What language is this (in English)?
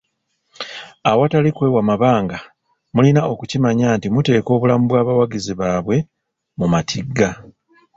Ganda